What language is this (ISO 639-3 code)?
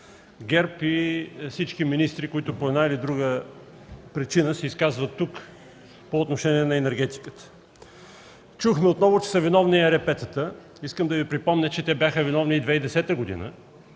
bul